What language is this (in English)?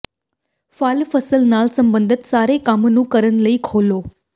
Punjabi